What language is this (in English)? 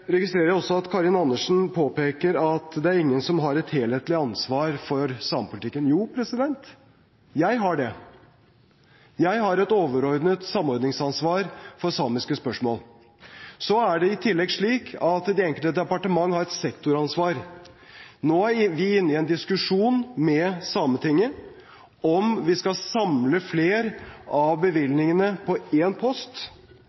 Norwegian Bokmål